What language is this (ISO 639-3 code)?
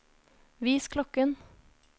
nor